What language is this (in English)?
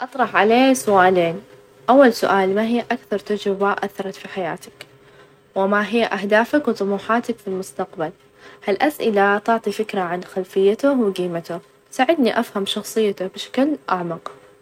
Najdi Arabic